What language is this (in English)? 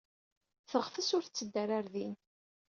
Kabyle